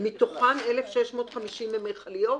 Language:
Hebrew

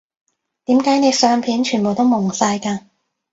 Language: Cantonese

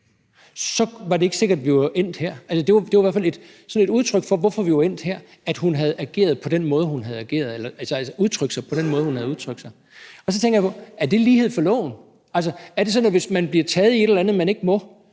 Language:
Danish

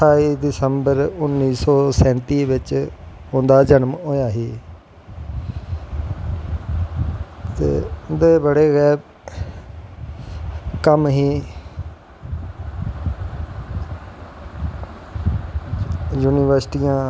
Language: Dogri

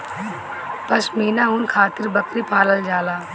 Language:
Bhojpuri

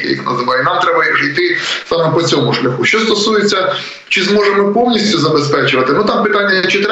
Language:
Ukrainian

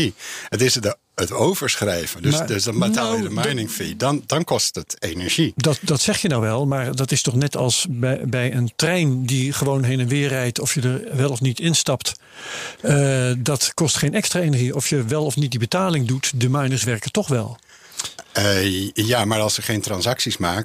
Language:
Dutch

